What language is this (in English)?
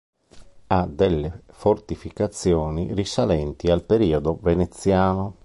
Italian